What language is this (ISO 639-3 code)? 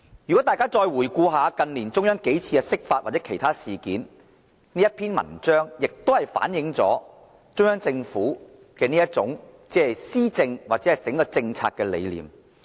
yue